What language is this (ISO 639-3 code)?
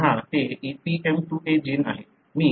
mar